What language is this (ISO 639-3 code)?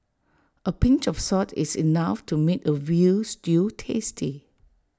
eng